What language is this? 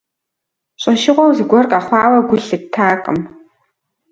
Kabardian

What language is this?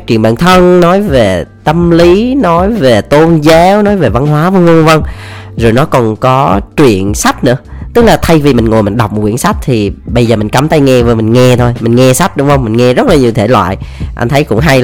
Vietnamese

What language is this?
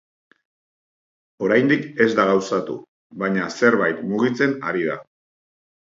Basque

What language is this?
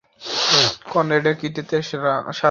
Bangla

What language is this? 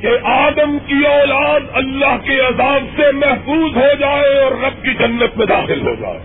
Urdu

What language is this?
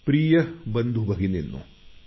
Marathi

